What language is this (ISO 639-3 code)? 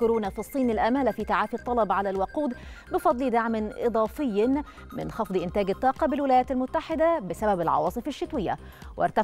ara